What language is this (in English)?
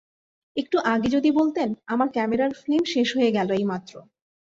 Bangla